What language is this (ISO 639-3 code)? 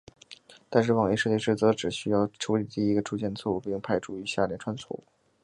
zho